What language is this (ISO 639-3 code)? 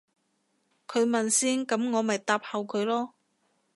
yue